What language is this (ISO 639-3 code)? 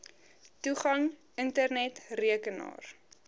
afr